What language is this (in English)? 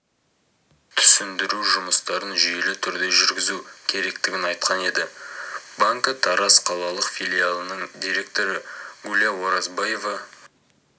Kazakh